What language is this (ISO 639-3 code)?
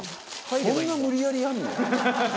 jpn